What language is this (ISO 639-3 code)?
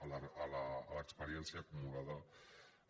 cat